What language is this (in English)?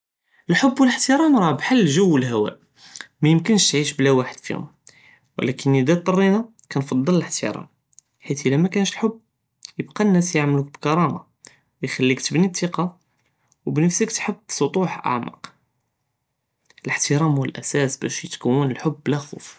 Judeo-Arabic